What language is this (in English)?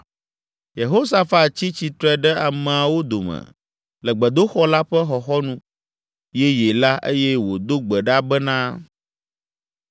Ewe